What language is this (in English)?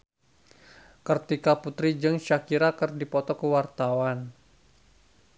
Sundanese